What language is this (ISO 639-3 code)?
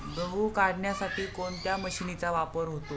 mar